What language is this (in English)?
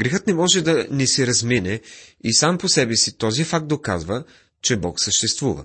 Bulgarian